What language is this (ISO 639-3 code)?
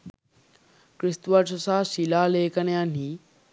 sin